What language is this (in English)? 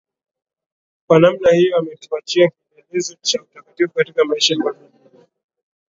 Swahili